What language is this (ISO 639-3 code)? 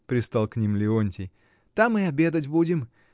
rus